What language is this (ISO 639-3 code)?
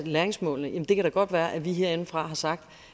dan